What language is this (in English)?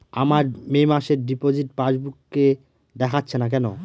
Bangla